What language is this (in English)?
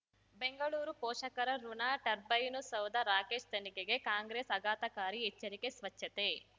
Kannada